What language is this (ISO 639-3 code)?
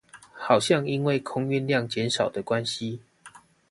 zho